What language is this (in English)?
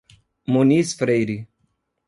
Portuguese